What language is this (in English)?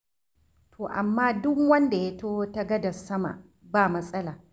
Hausa